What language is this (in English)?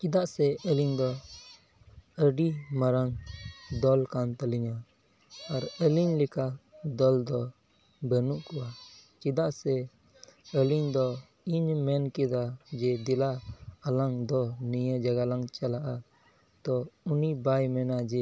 Santali